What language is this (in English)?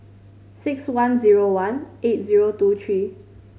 English